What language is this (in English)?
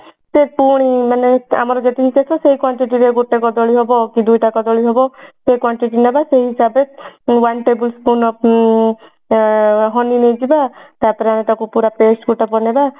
Odia